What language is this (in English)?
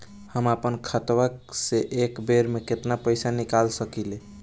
Bhojpuri